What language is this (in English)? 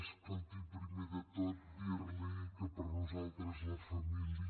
Catalan